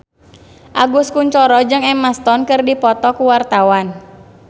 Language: Sundanese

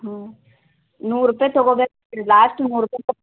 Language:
Kannada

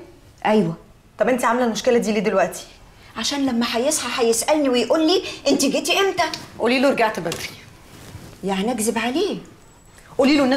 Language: Arabic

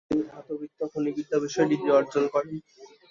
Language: Bangla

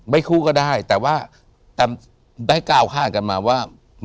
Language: Thai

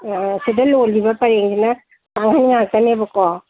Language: Manipuri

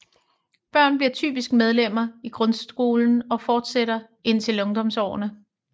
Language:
Danish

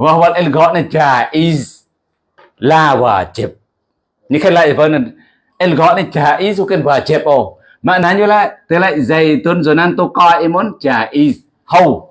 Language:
Indonesian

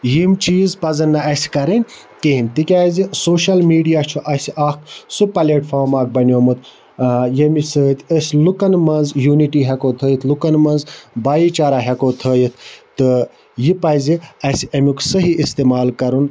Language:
Kashmiri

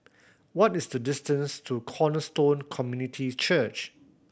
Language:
English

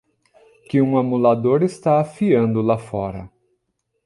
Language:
Portuguese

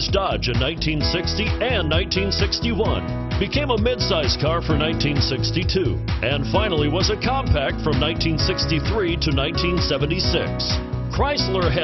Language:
English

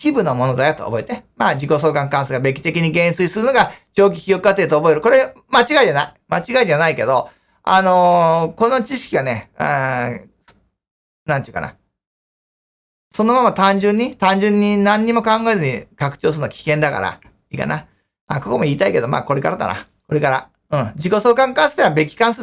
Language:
Japanese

